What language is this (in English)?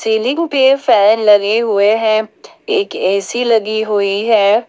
Hindi